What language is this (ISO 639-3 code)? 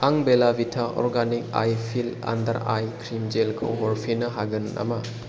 brx